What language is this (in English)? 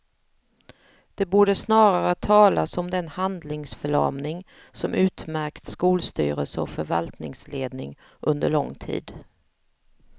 Swedish